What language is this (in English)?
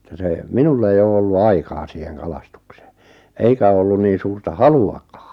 Finnish